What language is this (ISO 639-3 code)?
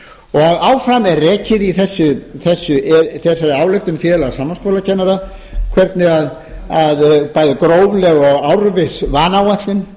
isl